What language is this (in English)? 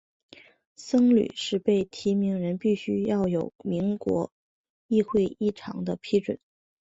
Chinese